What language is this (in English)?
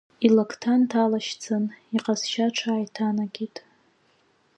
Abkhazian